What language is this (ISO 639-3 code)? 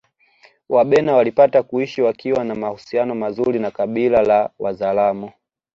swa